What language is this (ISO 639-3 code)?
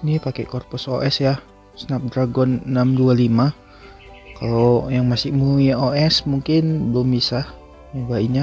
ind